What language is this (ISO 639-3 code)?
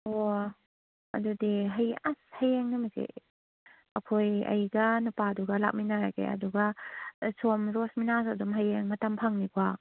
mni